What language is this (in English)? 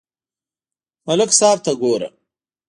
Pashto